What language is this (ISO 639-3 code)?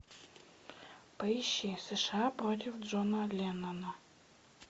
rus